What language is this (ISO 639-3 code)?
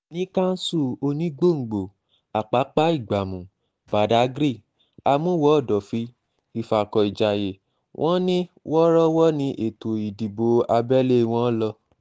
yor